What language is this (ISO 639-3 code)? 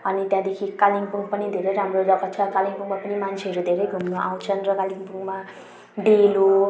nep